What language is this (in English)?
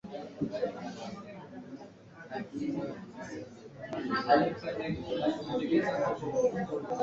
Swahili